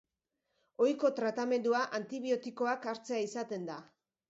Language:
Basque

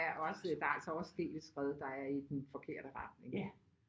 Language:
Danish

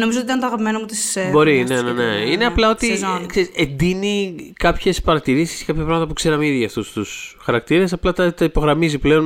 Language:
Greek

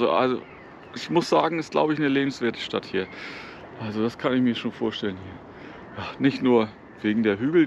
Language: German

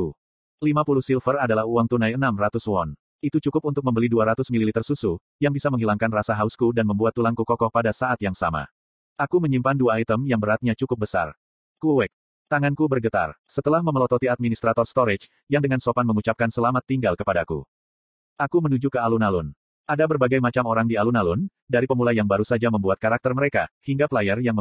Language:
Indonesian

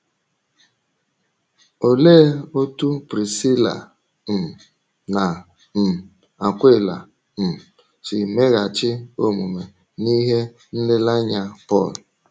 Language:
Igbo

